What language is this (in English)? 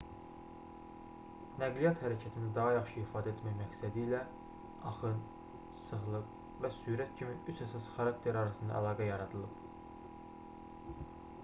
Azerbaijani